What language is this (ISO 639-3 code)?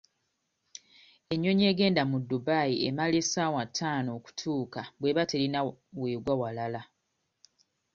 lug